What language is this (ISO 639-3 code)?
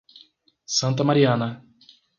por